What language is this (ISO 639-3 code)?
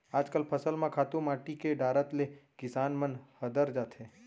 hne